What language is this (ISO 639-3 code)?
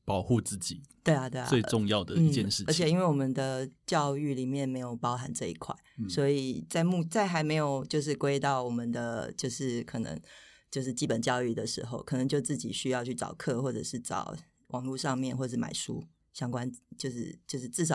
zho